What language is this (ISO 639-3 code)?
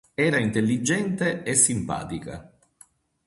ita